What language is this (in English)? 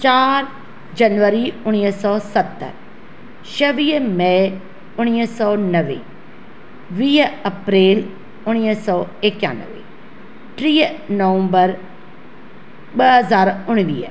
Sindhi